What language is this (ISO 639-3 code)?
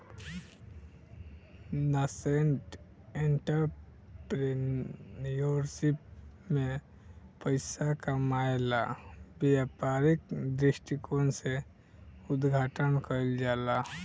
bho